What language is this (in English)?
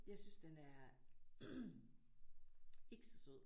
Danish